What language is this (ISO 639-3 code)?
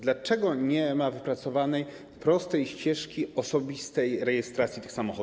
pol